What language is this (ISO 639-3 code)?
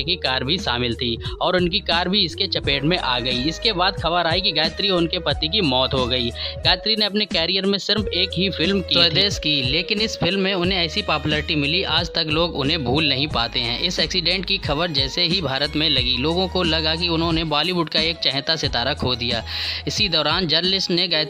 hin